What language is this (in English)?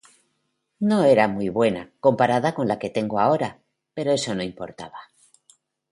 Spanish